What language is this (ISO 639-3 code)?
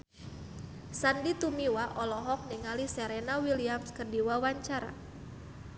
sun